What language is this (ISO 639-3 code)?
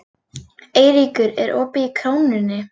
isl